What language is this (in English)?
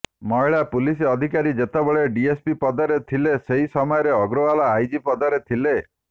Odia